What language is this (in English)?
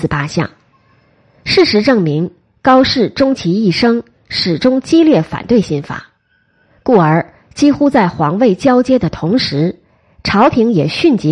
Chinese